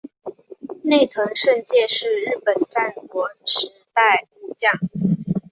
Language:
Chinese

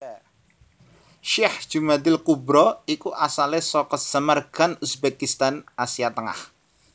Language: Javanese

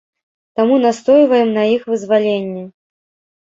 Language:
Belarusian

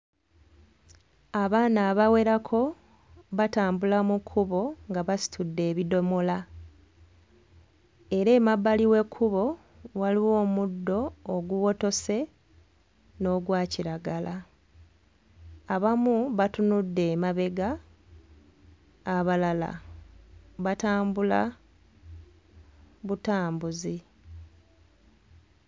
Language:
Ganda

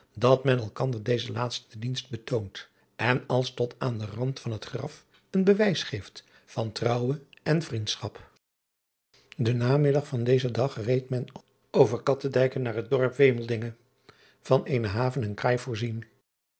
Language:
Dutch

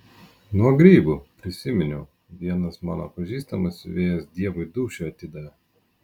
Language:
Lithuanian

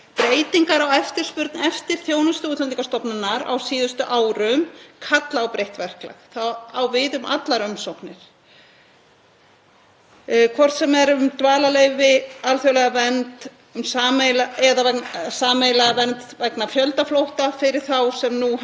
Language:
Icelandic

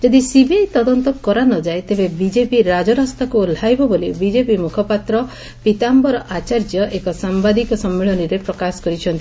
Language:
Odia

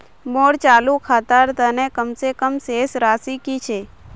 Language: Magahi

